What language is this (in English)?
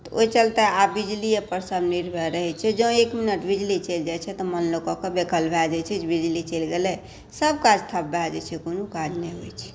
Maithili